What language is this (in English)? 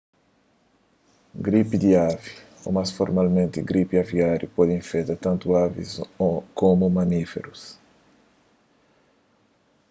Kabuverdianu